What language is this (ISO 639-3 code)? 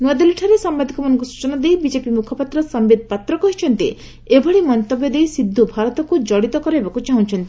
ori